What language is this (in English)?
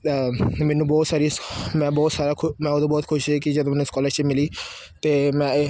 Punjabi